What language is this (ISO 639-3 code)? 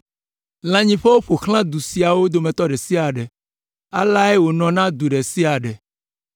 ewe